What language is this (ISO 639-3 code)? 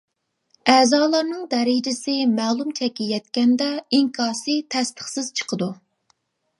uig